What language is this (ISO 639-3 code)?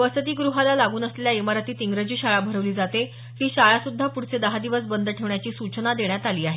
mar